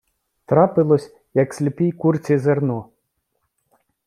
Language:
Ukrainian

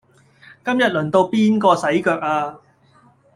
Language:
Cantonese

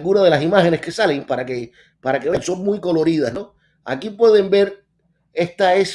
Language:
Spanish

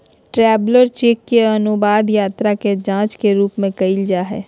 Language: Magahi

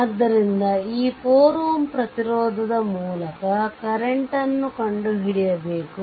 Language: Kannada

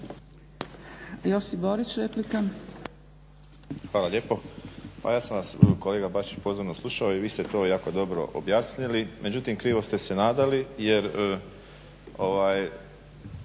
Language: Croatian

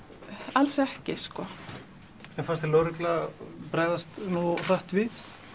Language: Icelandic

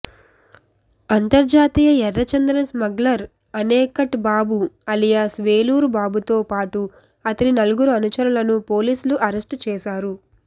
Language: Telugu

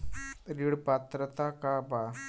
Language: Bhojpuri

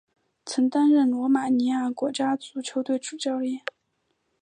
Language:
Chinese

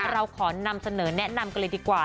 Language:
Thai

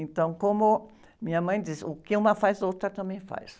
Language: Portuguese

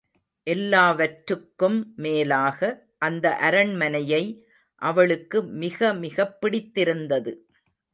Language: Tamil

